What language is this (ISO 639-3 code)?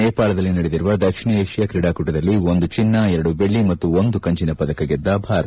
kan